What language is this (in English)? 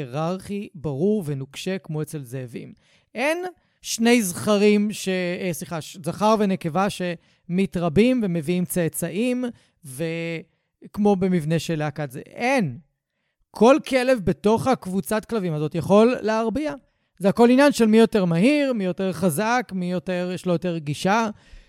Hebrew